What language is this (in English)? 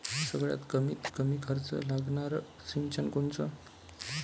Marathi